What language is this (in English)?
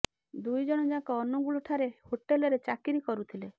Odia